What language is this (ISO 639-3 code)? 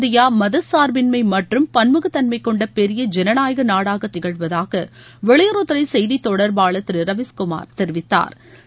tam